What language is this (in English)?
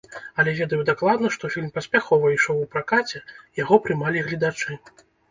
Belarusian